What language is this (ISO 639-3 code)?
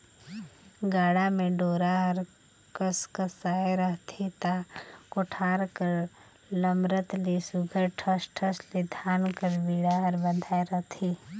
hne